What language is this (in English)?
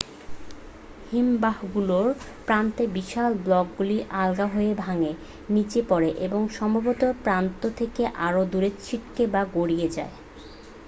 Bangla